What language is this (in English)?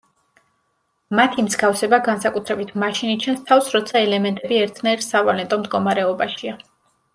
Georgian